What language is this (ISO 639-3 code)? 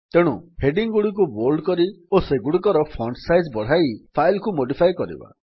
ori